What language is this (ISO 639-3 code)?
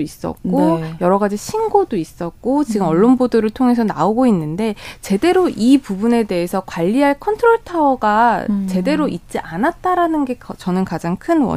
kor